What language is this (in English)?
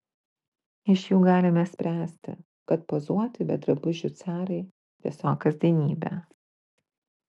Lithuanian